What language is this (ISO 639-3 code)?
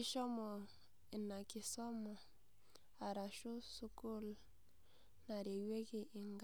mas